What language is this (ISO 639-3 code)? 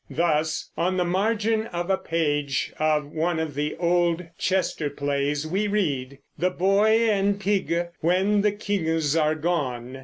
eng